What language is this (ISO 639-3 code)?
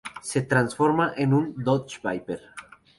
spa